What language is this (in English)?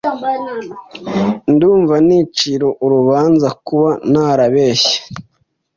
Kinyarwanda